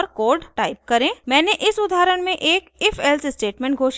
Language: Hindi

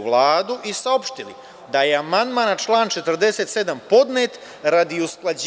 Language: Serbian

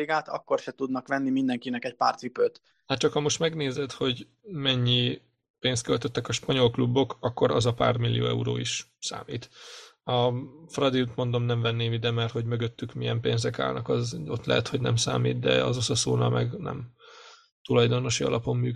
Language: Hungarian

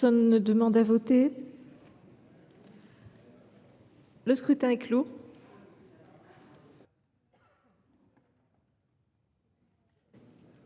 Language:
French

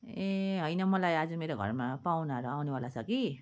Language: Nepali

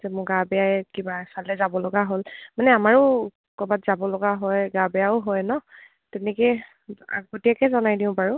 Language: Assamese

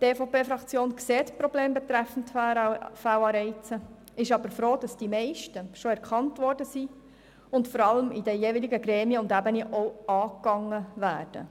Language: Swiss German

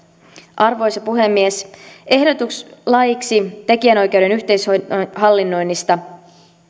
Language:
Finnish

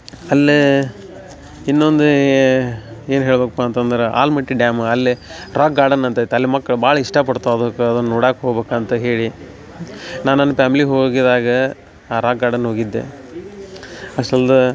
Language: Kannada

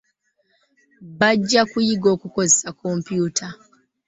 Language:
Ganda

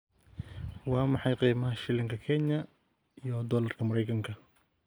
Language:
Somali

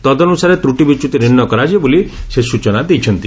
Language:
Odia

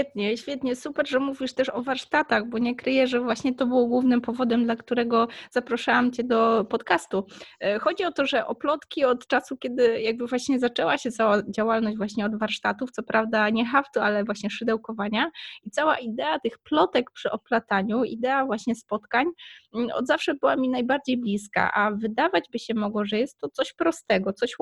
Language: Polish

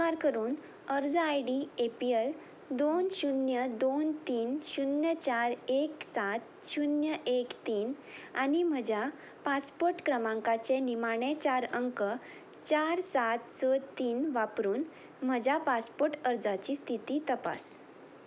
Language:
Konkani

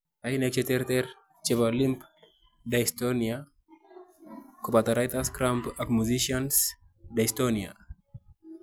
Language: Kalenjin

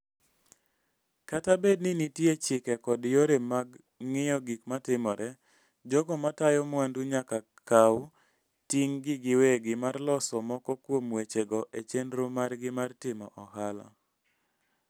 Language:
Luo (Kenya and Tanzania)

